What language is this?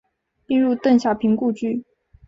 Chinese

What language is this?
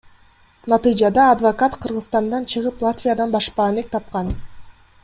Kyrgyz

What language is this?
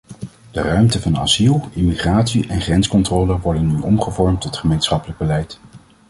Dutch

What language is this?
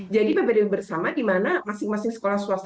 Indonesian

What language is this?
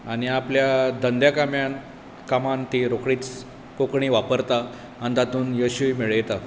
Konkani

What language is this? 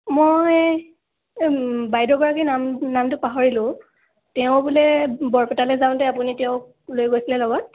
Assamese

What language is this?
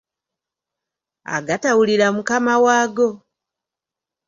Ganda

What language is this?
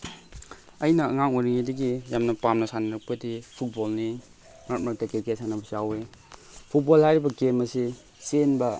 Manipuri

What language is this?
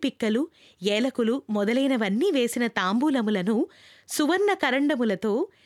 Telugu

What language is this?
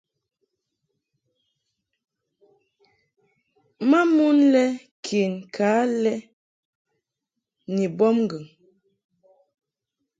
Mungaka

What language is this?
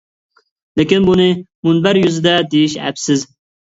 Uyghur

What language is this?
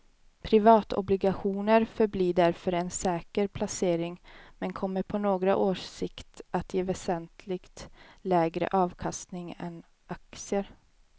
Swedish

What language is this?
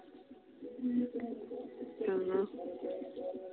Santali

